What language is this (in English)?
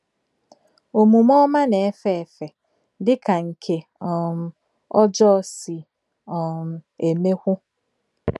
Igbo